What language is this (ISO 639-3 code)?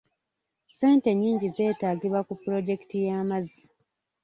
lug